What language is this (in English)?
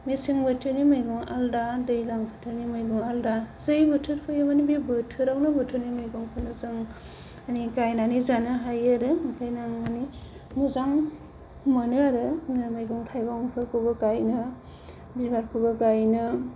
Bodo